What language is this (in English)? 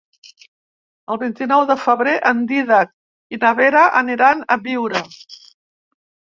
Catalan